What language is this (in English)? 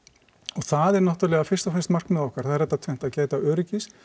Icelandic